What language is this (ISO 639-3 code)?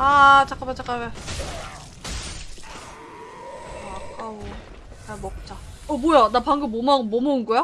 kor